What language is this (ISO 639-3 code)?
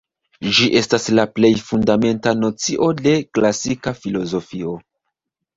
epo